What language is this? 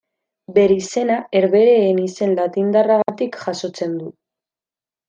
Basque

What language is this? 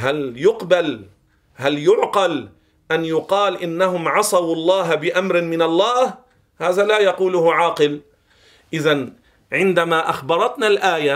Arabic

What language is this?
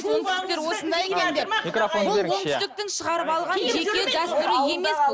Kazakh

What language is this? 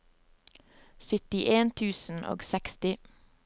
Norwegian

